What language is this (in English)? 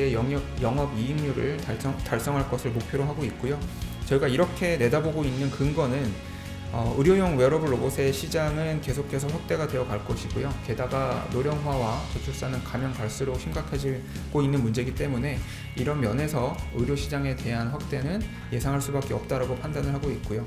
Korean